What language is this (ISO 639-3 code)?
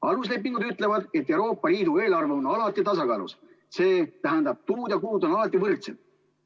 est